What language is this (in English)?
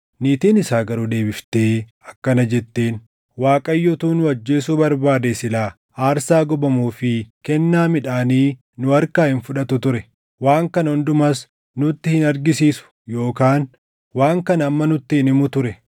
Oromo